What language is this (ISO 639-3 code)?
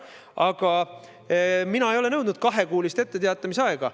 est